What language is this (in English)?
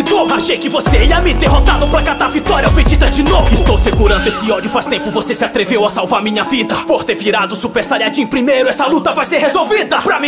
Romanian